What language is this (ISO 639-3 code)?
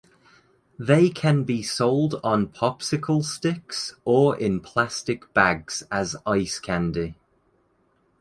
eng